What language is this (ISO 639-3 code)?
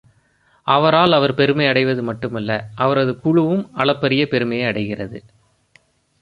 tam